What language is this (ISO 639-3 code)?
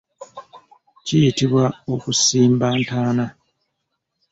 lug